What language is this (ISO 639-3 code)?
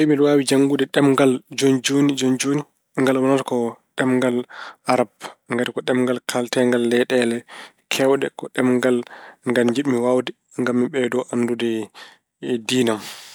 ful